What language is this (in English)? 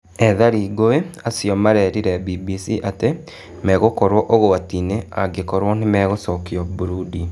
Kikuyu